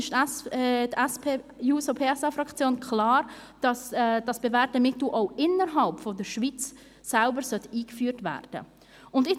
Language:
Swiss German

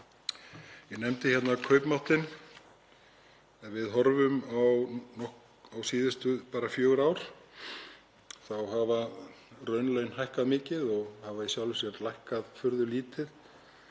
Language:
Icelandic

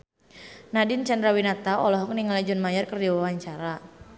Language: Sundanese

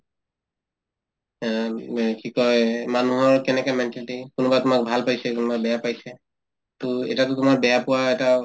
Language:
Assamese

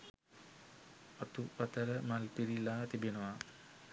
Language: Sinhala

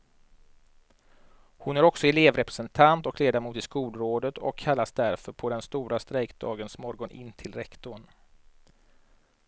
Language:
Swedish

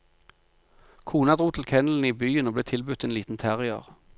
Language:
Norwegian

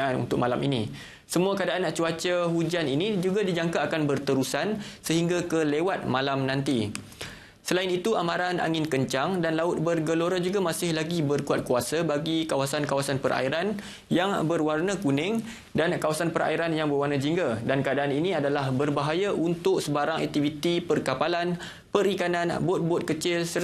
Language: Malay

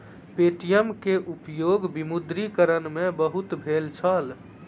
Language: Maithili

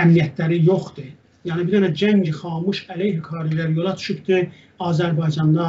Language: Turkish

